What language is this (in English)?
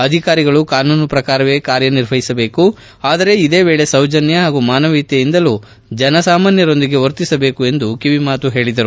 Kannada